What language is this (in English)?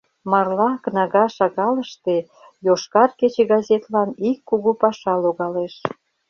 Mari